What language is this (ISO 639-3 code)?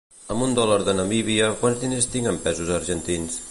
cat